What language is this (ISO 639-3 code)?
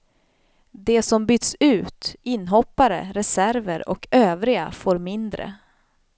swe